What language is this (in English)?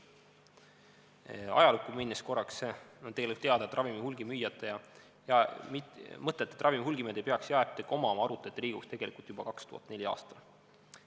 Estonian